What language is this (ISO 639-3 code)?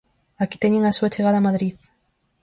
glg